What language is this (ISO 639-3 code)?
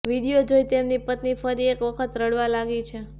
guj